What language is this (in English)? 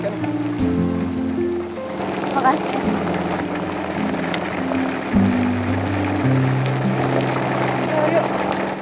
Indonesian